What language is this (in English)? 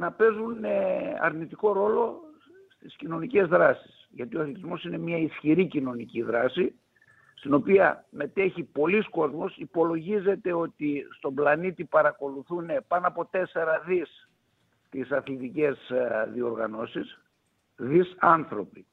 Greek